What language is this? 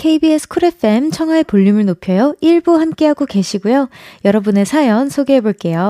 Korean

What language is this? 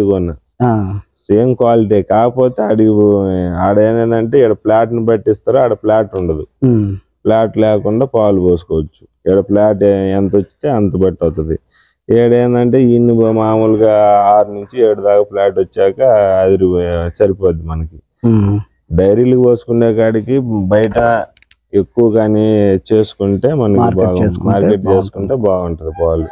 Telugu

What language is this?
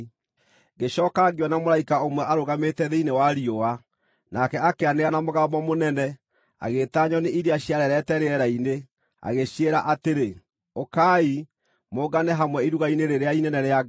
Kikuyu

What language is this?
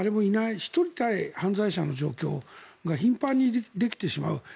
Japanese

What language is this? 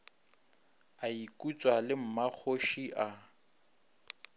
Northern Sotho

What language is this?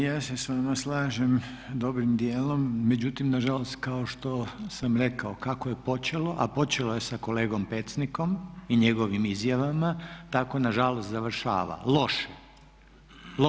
Croatian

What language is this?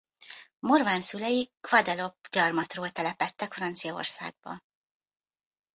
Hungarian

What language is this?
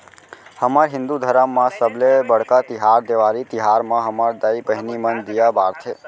Chhattisgarhi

